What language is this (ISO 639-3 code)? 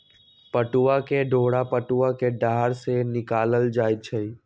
mag